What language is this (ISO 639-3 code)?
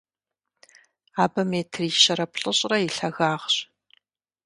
kbd